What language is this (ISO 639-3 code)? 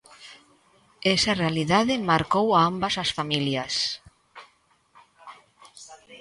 glg